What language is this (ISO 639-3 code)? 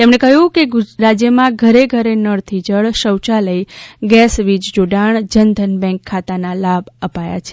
guj